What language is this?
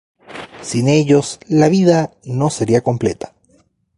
Spanish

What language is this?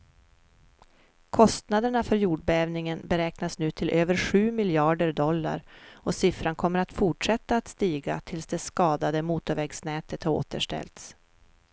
Swedish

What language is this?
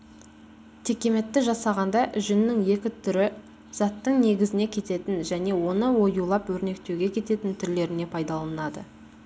Kazakh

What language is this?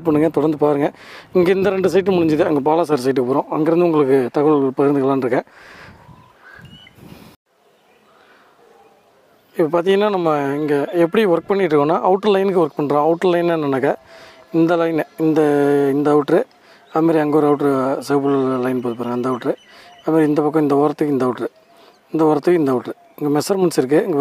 Indonesian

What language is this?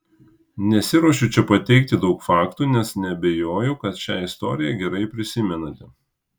Lithuanian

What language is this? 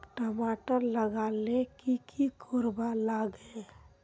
Magahi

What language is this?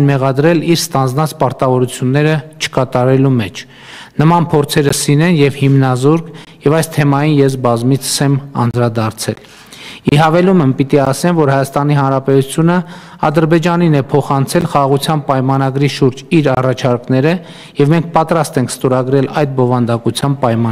Romanian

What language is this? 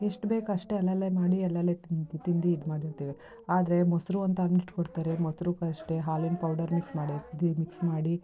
Kannada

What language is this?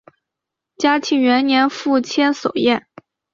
Chinese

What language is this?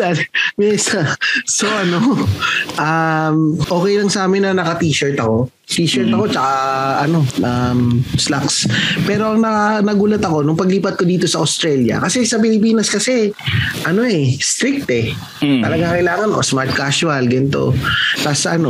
Filipino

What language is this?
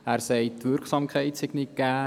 Swiss German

